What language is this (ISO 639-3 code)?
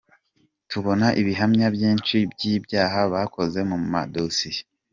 kin